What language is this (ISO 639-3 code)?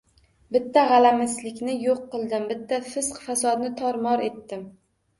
uzb